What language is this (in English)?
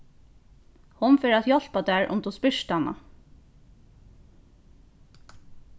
Faroese